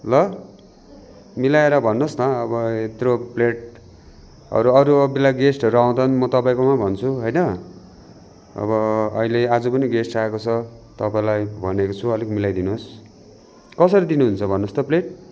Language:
Nepali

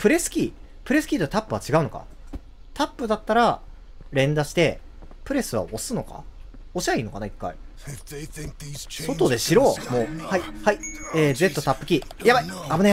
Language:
Japanese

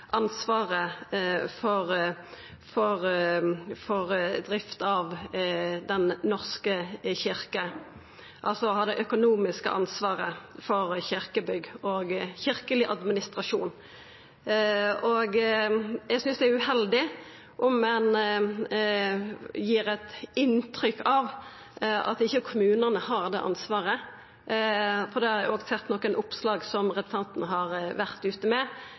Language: Norwegian Nynorsk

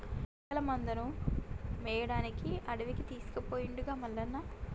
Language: Telugu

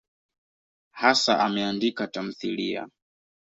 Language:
Swahili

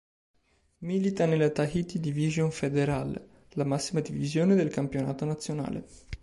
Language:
Italian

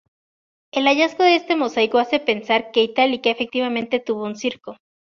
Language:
Spanish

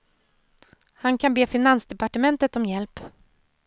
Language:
Swedish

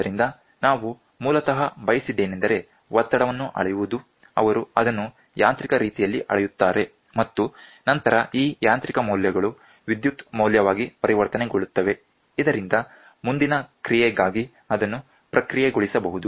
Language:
Kannada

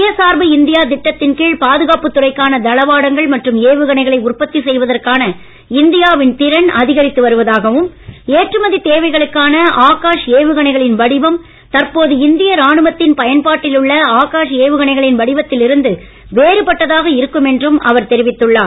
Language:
Tamil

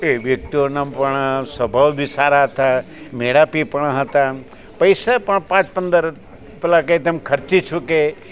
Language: Gujarati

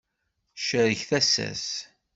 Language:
Kabyle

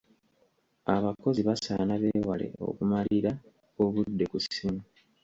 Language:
Ganda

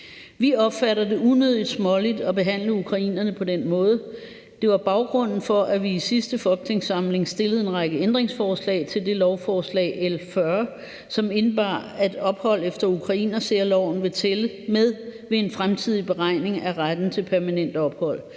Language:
Danish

